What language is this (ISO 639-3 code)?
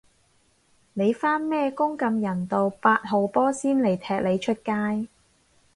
yue